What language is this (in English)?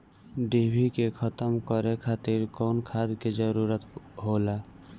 Bhojpuri